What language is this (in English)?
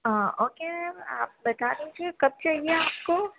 Urdu